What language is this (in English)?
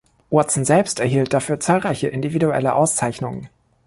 German